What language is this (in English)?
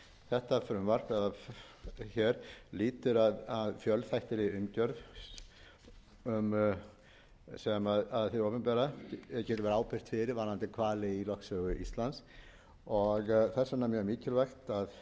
Icelandic